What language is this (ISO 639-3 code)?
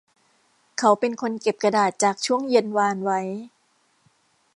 tha